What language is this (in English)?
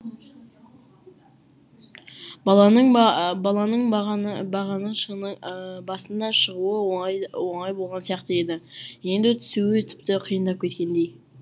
Kazakh